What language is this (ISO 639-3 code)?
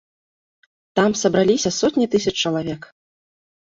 bel